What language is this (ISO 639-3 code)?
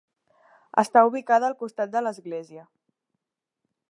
cat